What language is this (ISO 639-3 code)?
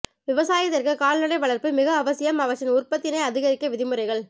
tam